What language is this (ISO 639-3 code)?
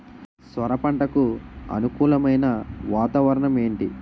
tel